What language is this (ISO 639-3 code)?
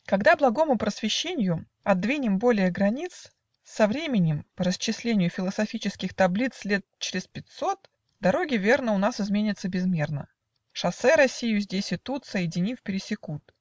rus